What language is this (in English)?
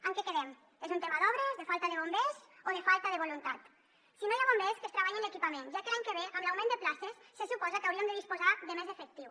Catalan